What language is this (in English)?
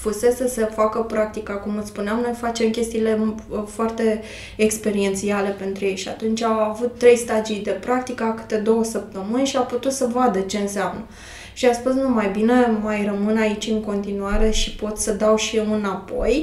Romanian